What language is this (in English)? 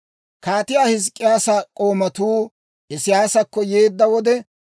Dawro